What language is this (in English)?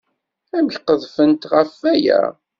Kabyle